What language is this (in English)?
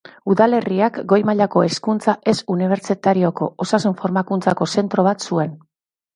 Basque